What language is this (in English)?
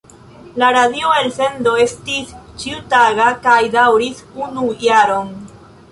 Esperanto